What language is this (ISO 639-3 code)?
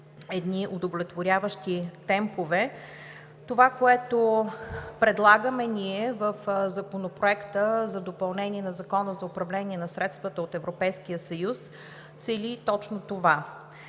bul